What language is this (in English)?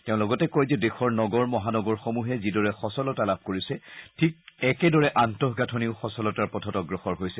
Assamese